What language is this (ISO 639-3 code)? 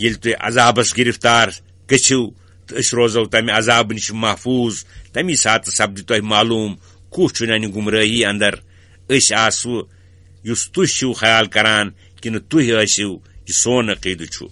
ron